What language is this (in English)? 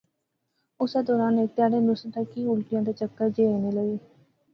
Pahari-Potwari